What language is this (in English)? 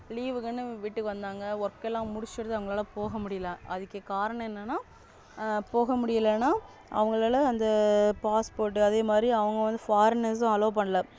Tamil